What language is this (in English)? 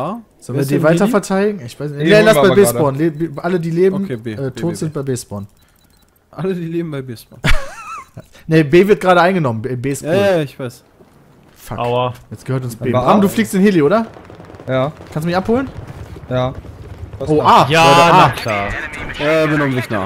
German